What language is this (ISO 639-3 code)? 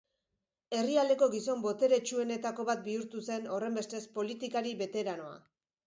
eus